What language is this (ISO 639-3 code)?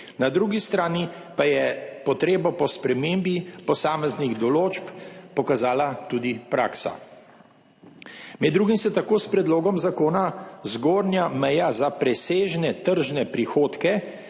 slv